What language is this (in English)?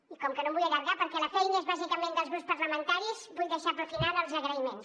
Catalan